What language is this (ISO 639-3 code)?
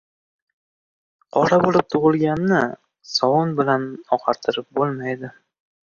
uzb